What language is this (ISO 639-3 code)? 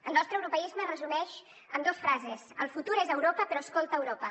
cat